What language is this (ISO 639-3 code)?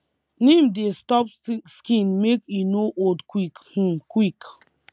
pcm